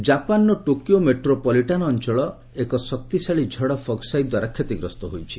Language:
Odia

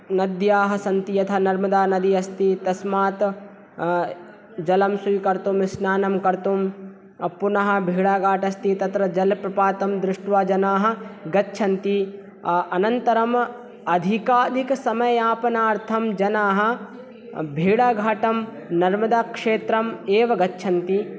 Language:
Sanskrit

